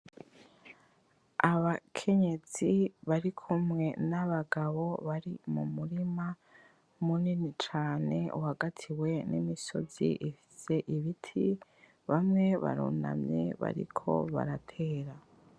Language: Rundi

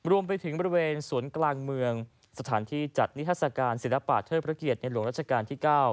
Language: Thai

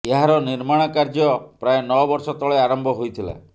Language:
Odia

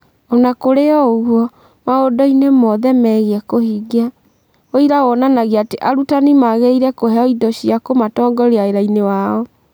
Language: Kikuyu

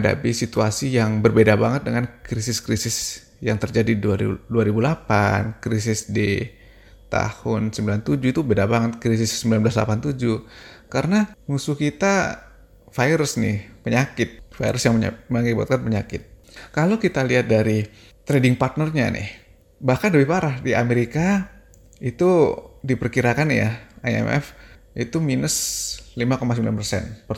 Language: Indonesian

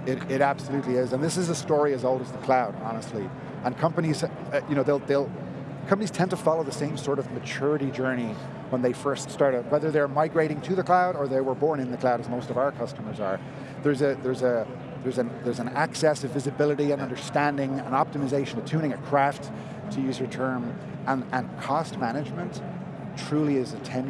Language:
English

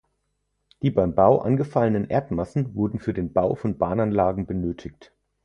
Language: German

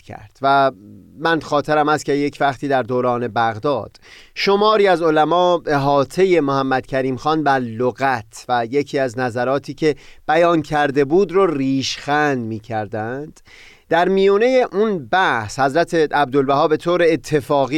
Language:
Persian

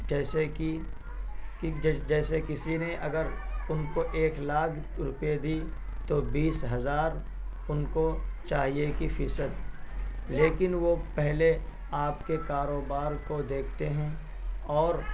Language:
Urdu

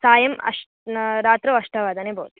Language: Sanskrit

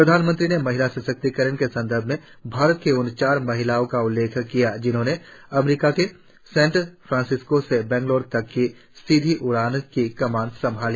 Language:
Hindi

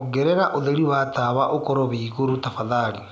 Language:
Kikuyu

